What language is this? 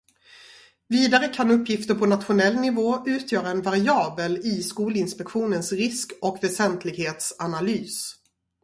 Swedish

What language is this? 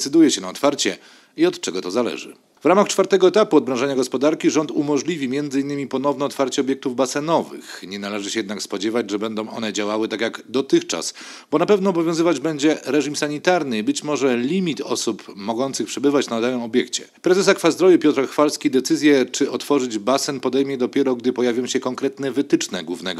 Polish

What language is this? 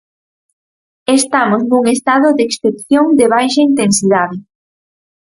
Galician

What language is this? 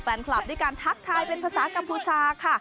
Thai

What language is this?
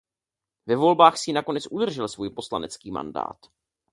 Czech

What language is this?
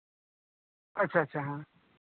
Santali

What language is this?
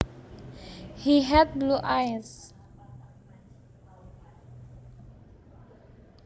Javanese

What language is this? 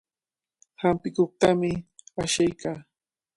Cajatambo North Lima Quechua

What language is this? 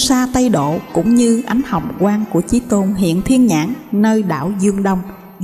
Vietnamese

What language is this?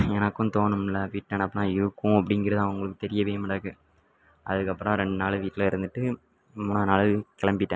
Tamil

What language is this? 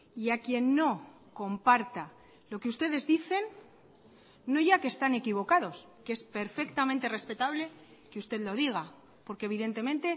Spanish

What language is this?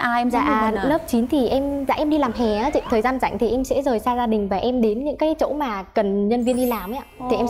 Vietnamese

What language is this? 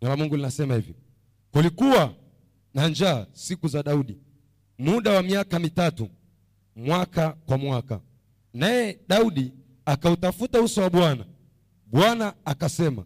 Swahili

